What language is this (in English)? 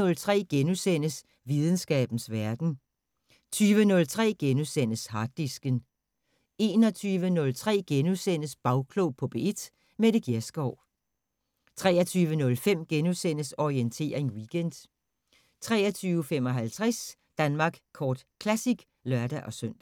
Danish